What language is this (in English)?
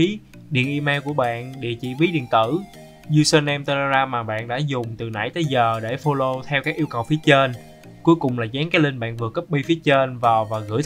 Vietnamese